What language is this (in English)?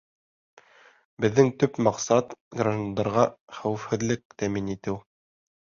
Bashkir